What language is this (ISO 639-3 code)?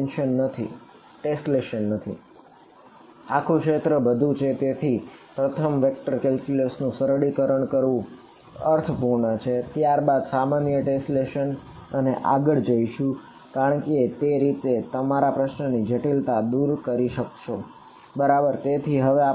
guj